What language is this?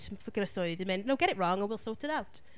Welsh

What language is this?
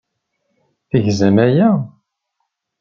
Kabyle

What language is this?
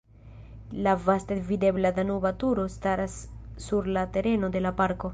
Esperanto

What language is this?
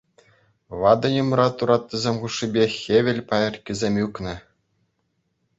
Chuvash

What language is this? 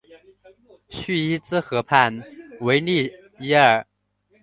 Chinese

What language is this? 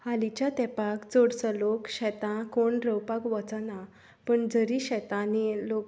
Konkani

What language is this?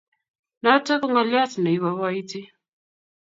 Kalenjin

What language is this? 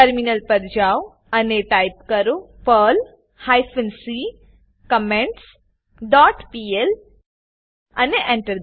Gujarati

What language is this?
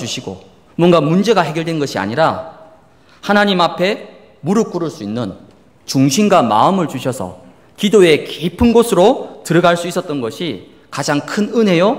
Korean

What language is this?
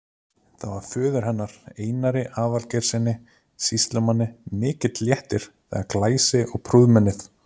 Icelandic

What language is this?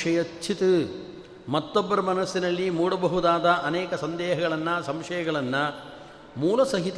Kannada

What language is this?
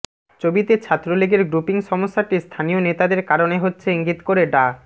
Bangla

